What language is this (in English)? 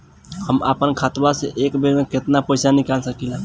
Bhojpuri